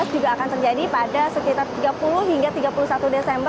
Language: Indonesian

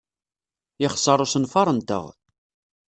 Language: Kabyle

